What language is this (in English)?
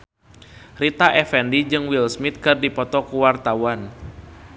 Sundanese